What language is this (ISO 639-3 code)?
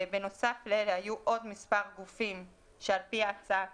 heb